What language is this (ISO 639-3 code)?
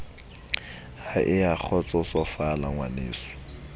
sot